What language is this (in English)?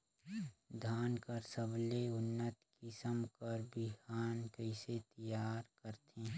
Chhattisgarhi